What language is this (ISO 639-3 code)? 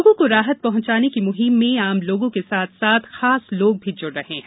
hin